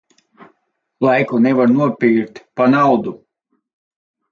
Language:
Latvian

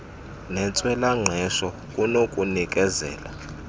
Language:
Xhosa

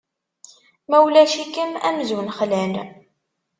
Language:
Kabyle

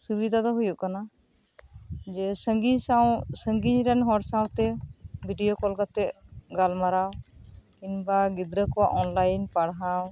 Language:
Santali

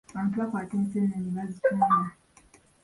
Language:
Ganda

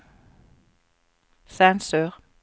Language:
Norwegian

